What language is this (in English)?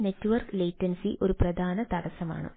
Malayalam